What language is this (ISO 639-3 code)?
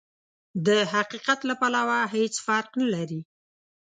pus